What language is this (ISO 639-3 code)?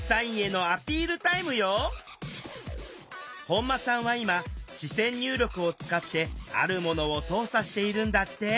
jpn